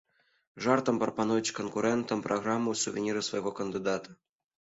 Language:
Belarusian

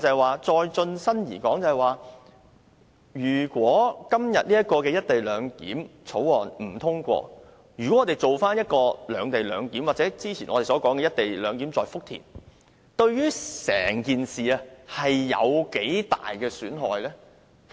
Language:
Cantonese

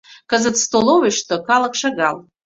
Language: Mari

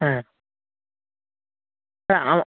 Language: Bangla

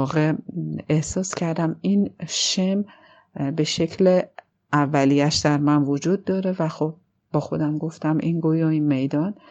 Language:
Persian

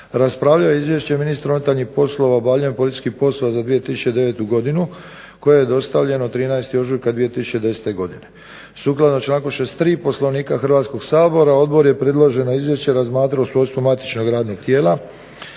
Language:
Croatian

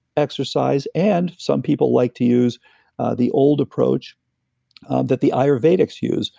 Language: English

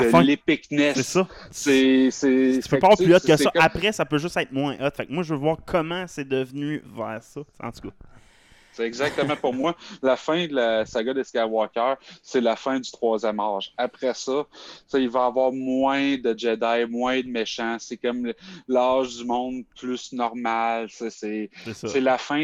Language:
French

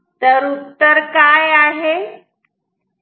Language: Marathi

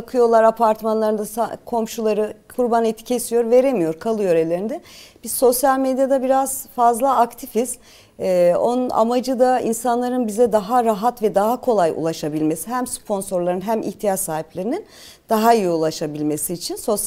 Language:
Turkish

